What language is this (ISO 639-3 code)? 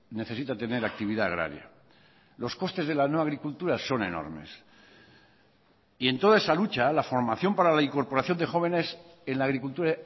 spa